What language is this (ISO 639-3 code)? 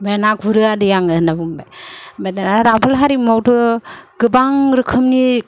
brx